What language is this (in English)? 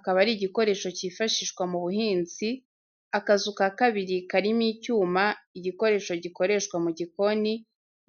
Kinyarwanda